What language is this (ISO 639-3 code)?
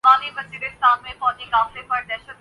urd